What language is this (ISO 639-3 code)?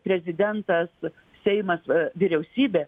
lit